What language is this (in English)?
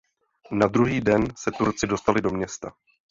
Czech